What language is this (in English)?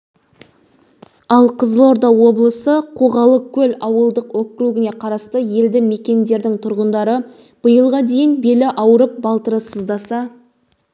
Kazakh